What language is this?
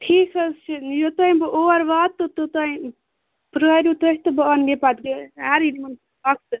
Kashmiri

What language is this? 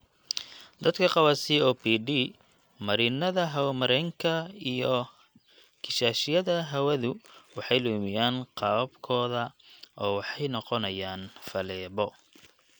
Somali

